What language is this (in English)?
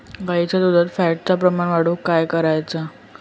Marathi